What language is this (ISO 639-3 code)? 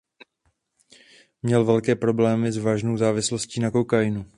ces